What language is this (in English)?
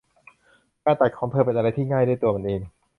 Thai